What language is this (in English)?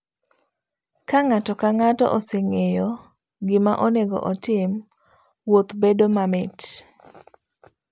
Luo (Kenya and Tanzania)